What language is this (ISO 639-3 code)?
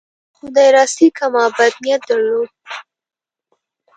pus